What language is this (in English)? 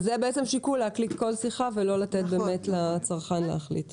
Hebrew